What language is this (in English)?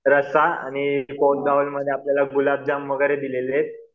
Marathi